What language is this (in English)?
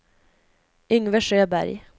Swedish